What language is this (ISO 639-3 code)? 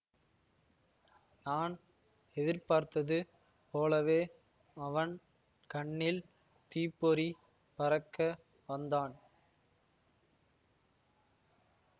tam